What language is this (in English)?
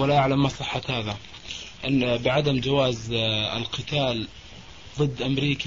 Arabic